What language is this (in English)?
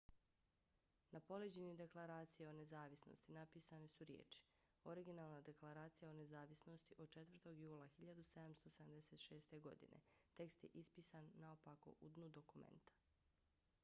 Bosnian